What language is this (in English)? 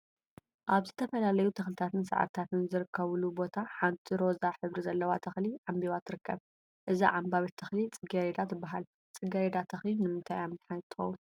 Tigrinya